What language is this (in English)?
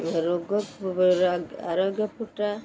Odia